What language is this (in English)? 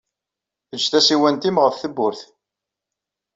Kabyle